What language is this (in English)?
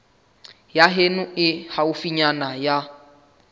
Southern Sotho